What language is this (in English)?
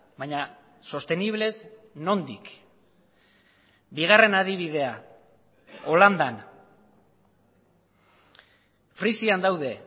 Basque